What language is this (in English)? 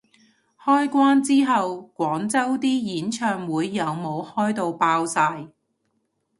Cantonese